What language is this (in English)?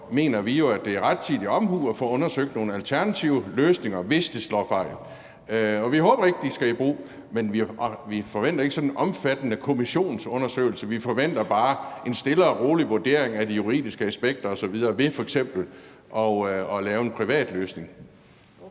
Danish